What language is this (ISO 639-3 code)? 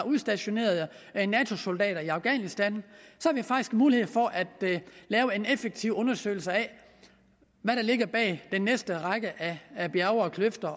dan